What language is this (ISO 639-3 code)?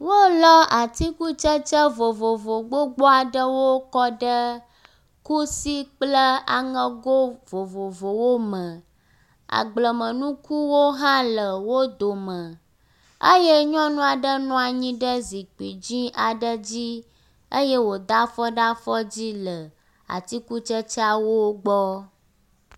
ewe